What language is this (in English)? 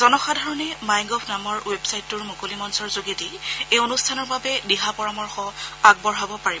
Assamese